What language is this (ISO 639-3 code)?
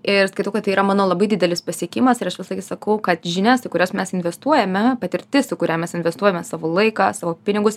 lit